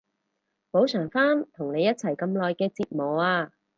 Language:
Cantonese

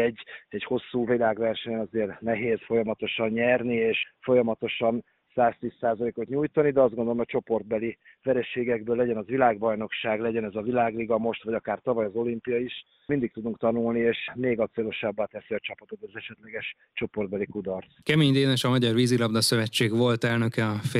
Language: Hungarian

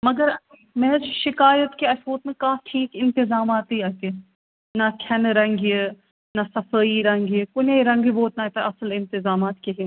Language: Kashmiri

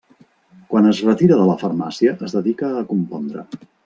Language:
Catalan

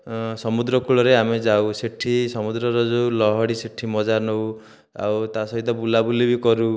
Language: Odia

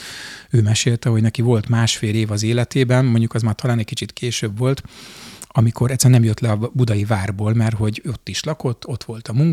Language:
Hungarian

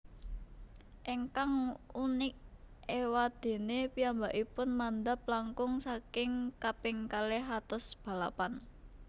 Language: Javanese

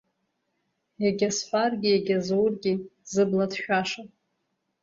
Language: Abkhazian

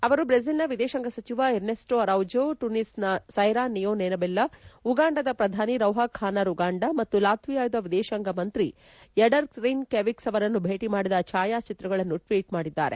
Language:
Kannada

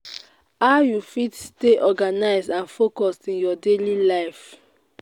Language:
Nigerian Pidgin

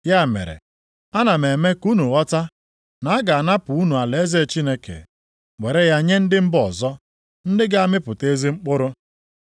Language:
Igbo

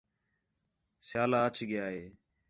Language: Khetrani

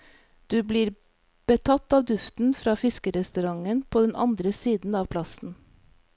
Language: Norwegian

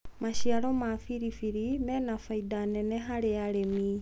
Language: Kikuyu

